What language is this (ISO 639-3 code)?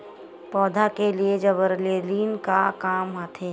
hne